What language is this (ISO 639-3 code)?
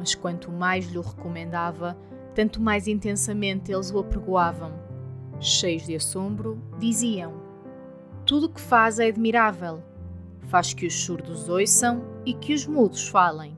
por